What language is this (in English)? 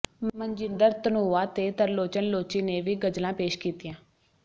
Punjabi